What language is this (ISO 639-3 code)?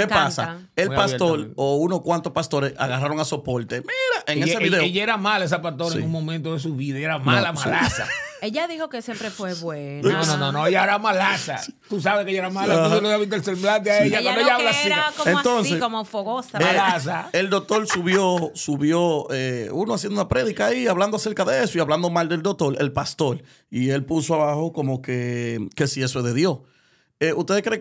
spa